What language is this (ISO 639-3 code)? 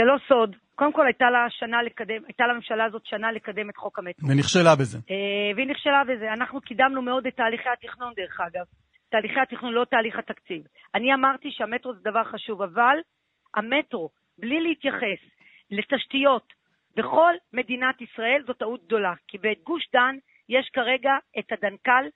heb